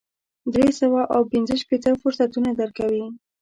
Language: Pashto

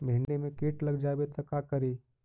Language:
Magahi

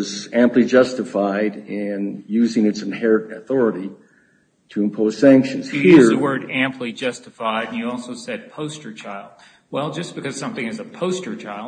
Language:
English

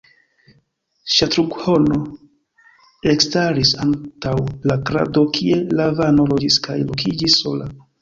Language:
Esperanto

